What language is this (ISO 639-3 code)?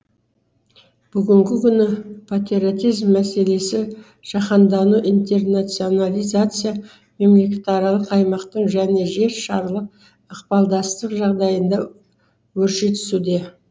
kaz